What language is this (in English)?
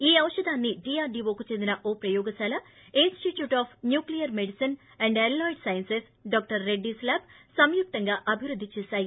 Telugu